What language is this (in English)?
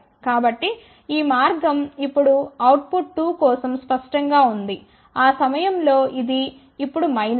Telugu